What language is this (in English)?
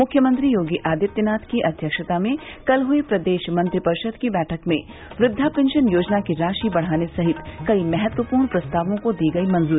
Hindi